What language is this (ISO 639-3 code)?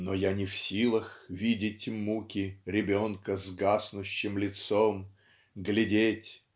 rus